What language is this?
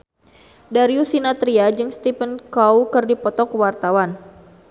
Sundanese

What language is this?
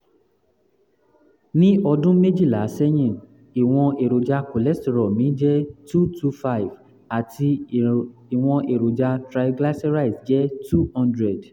Yoruba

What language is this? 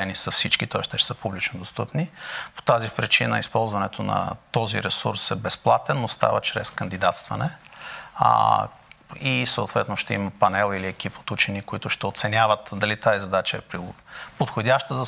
Bulgarian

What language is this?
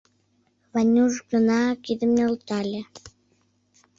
Mari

